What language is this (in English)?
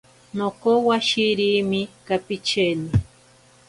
Ashéninka Perené